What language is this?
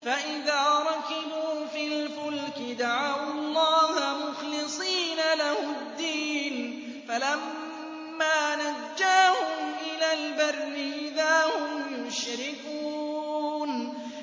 Arabic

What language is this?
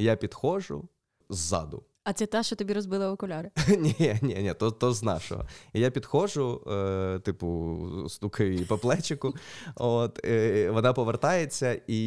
Ukrainian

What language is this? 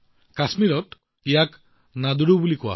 Assamese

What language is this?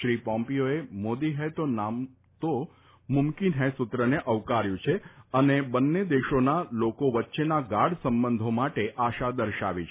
Gujarati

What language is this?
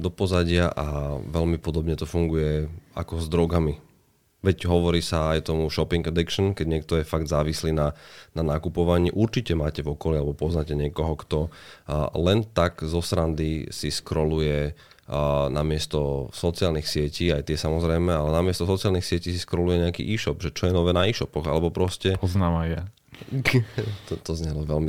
Slovak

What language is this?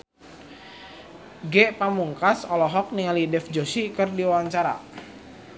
Sundanese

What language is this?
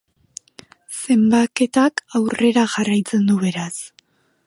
Basque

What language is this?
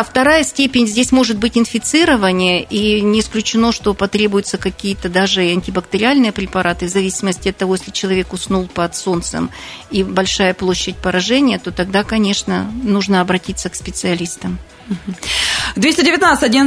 Russian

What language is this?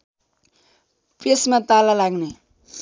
Nepali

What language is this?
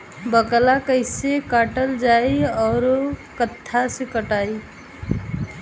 Bhojpuri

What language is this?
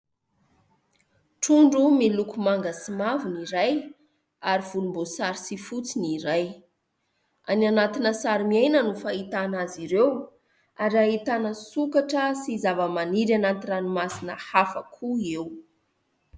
Malagasy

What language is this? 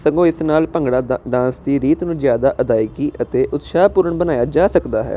Punjabi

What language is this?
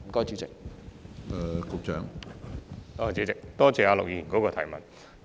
Cantonese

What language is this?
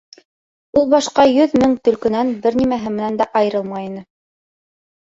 Bashkir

